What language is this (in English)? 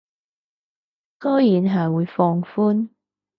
Cantonese